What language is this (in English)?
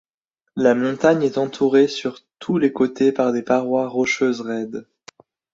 French